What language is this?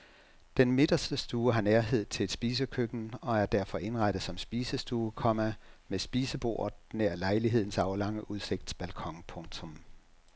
Danish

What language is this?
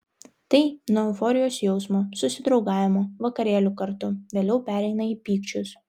Lithuanian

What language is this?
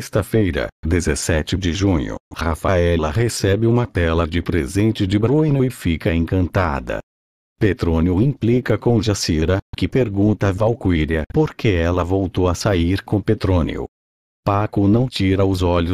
Portuguese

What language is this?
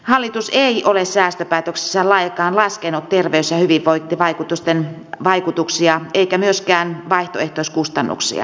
Finnish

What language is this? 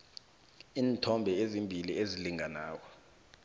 South Ndebele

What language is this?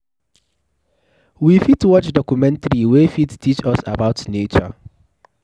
Nigerian Pidgin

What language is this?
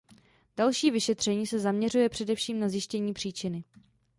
Czech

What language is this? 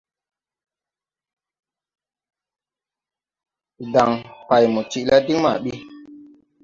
Tupuri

